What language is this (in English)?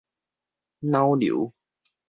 Min Nan Chinese